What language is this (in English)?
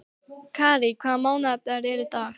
Icelandic